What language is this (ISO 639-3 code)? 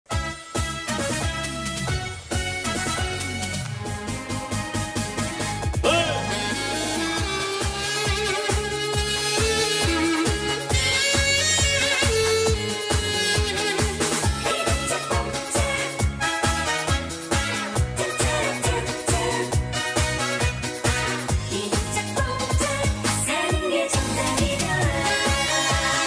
kor